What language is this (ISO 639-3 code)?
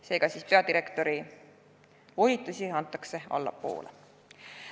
est